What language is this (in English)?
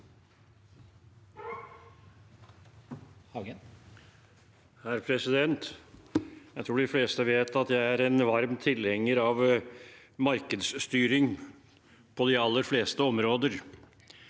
Norwegian